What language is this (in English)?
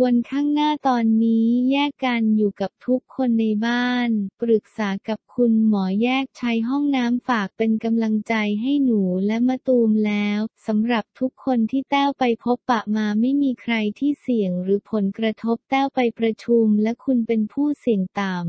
Thai